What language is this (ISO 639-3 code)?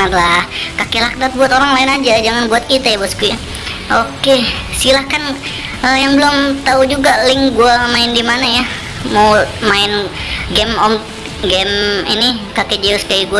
ind